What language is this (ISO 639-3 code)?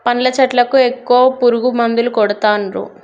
tel